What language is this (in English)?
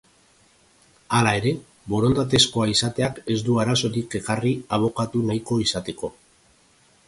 Basque